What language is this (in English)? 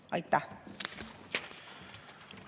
Estonian